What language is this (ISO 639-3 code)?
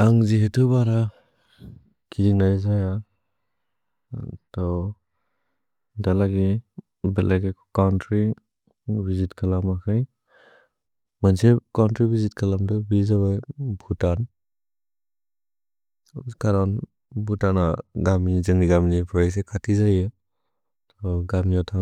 brx